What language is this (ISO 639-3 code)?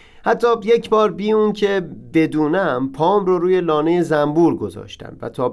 fas